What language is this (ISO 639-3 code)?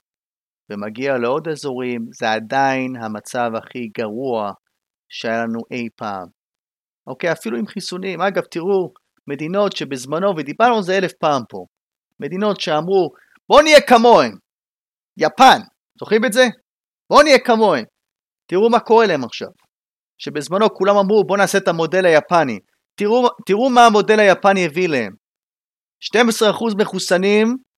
heb